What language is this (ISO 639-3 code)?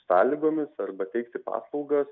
lit